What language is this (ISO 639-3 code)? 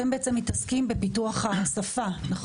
heb